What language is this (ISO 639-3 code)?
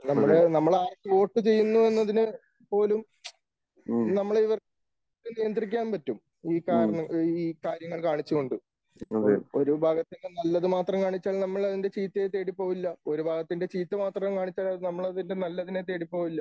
mal